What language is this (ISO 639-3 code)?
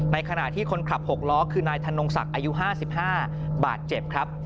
tha